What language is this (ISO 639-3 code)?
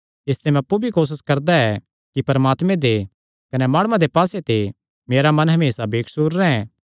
xnr